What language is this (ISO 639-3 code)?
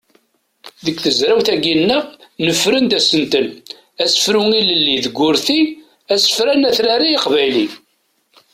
kab